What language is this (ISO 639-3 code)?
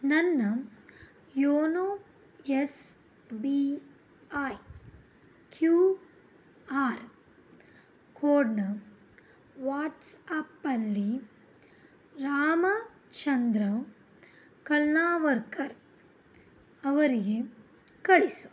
kan